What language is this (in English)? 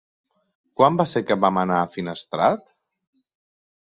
Catalan